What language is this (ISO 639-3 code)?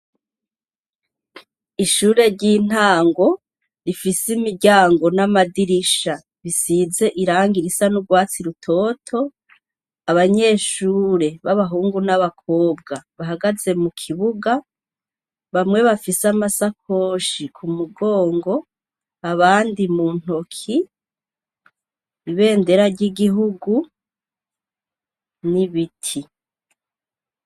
run